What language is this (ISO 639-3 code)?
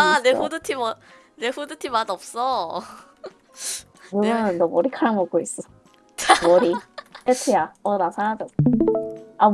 kor